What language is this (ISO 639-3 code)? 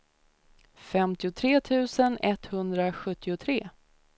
swe